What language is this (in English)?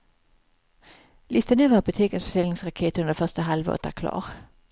Swedish